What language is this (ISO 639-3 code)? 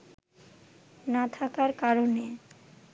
ben